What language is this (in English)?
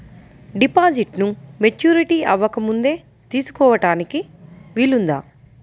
Telugu